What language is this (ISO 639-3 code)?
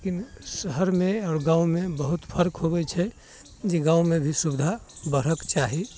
mai